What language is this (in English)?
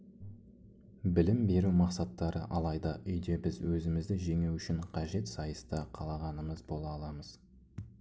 Kazakh